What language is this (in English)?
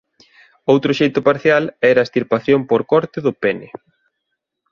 Galician